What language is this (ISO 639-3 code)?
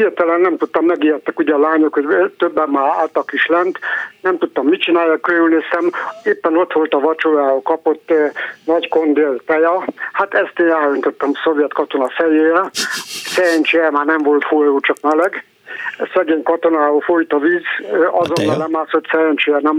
hun